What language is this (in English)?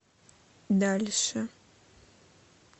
Russian